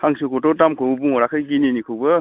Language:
Bodo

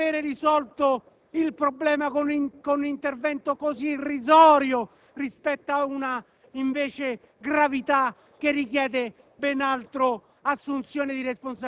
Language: Italian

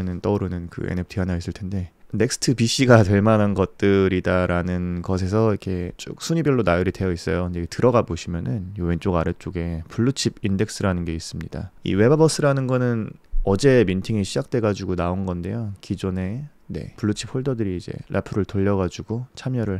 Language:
Korean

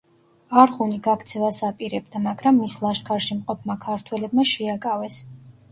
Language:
Georgian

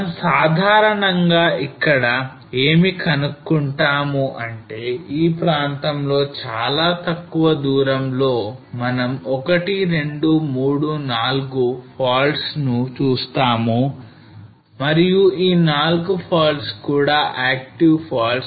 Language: Telugu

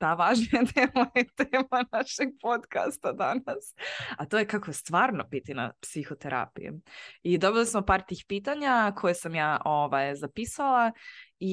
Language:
Croatian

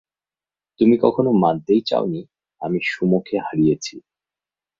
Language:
Bangla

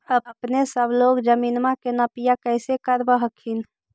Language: Magahi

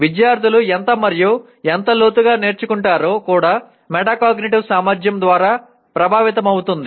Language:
Telugu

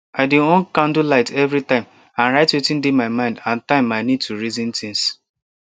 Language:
Nigerian Pidgin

